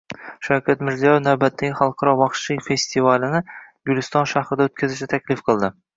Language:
Uzbek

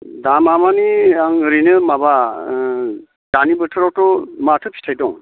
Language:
Bodo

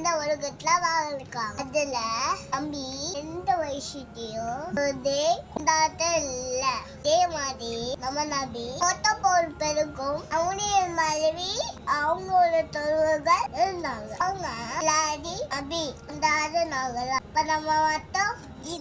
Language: Tamil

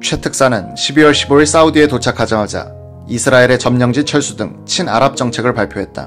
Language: Korean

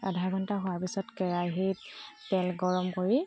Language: Assamese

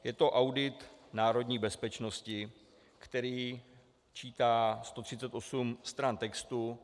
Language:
Czech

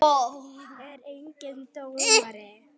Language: Icelandic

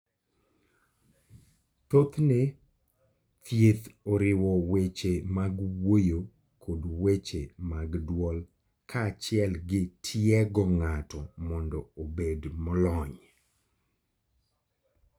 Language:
Luo (Kenya and Tanzania)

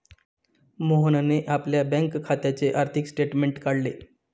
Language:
Marathi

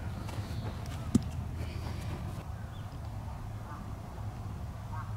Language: Japanese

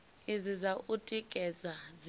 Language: Venda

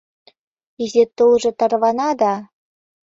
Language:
Mari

